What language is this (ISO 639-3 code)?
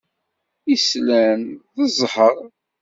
kab